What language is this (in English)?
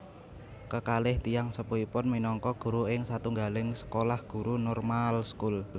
Javanese